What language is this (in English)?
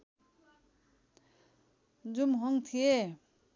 Nepali